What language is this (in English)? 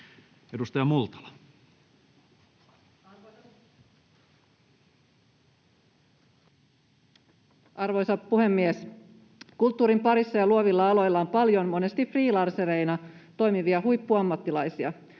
Finnish